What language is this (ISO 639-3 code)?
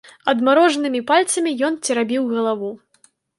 bel